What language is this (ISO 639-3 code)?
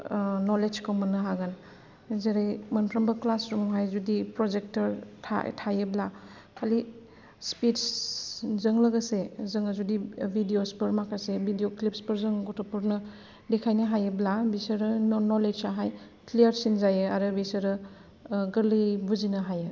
brx